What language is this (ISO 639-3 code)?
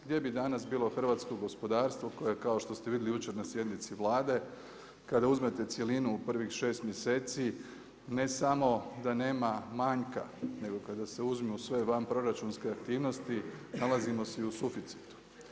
hrv